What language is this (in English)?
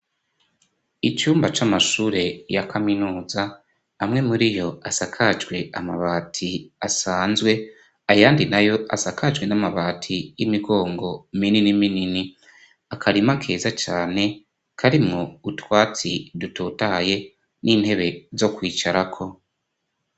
Rundi